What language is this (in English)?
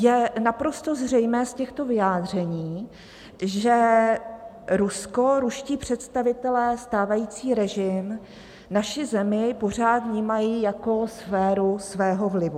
Czech